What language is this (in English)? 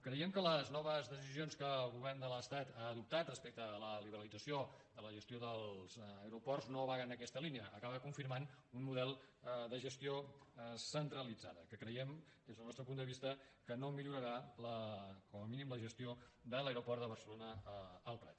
Catalan